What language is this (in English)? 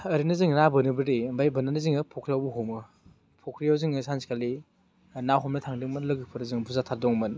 Bodo